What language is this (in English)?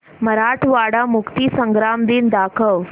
Marathi